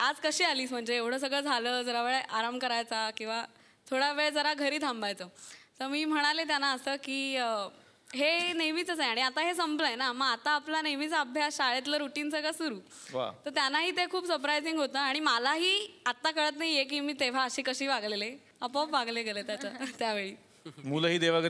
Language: Marathi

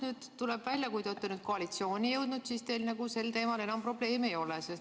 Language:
Estonian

